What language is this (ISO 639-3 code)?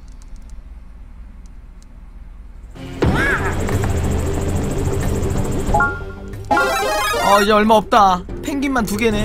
kor